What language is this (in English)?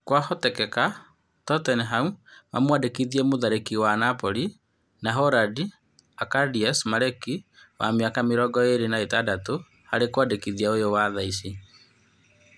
Kikuyu